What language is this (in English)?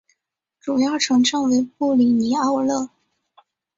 Chinese